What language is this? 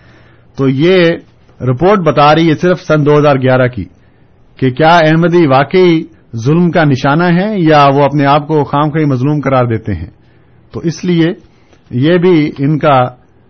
Urdu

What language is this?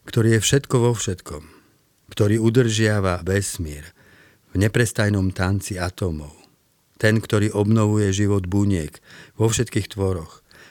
Slovak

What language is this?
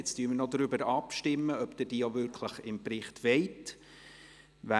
Swiss German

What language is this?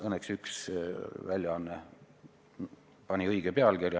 Estonian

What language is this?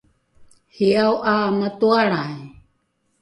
Rukai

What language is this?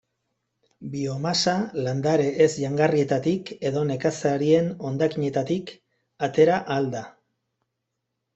Basque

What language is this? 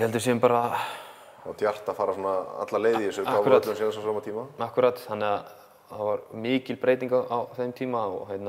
Norwegian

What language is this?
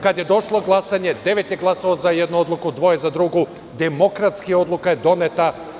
Serbian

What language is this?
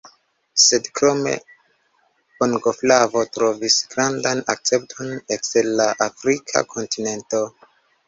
Esperanto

